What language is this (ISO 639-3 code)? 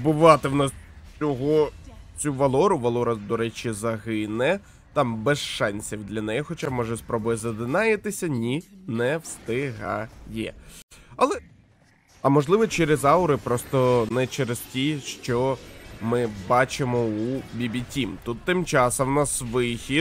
ukr